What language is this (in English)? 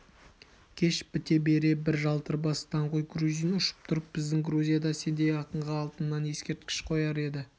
Kazakh